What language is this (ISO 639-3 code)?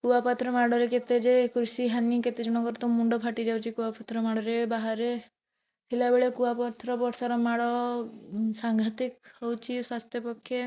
ori